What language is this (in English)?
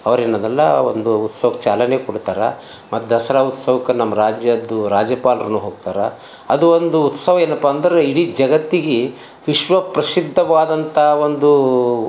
Kannada